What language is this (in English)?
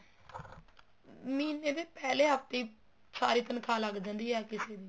Punjabi